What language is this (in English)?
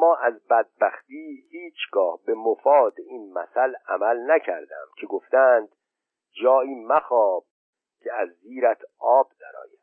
Persian